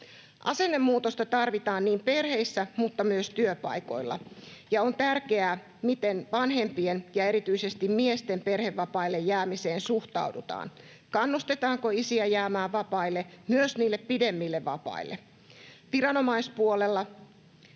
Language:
Finnish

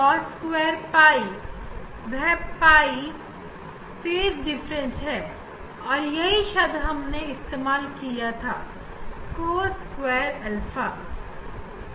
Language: Hindi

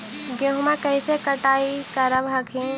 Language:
Magahi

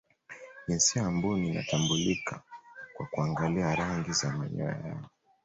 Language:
Swahili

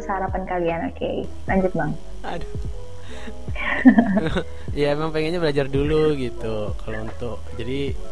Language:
Indonesian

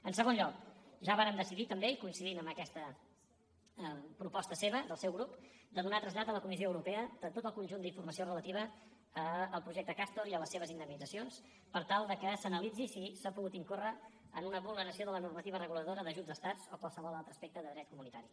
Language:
Catalan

